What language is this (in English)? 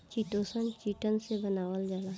Bhojpuri